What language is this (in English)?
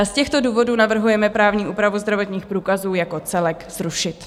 Czech